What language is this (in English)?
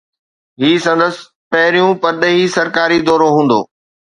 Sindhi